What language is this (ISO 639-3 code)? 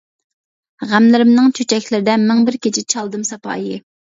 uig